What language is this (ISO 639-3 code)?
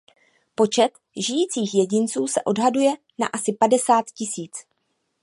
ces